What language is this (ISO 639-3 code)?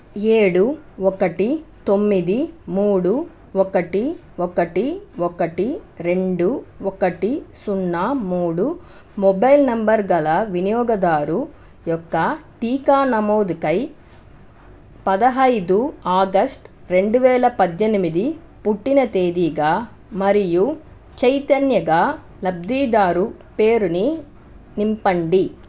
tel